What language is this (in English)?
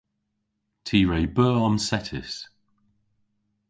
Cornish